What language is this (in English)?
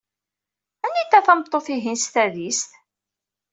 Kabyle